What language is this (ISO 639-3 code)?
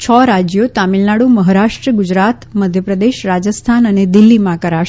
guj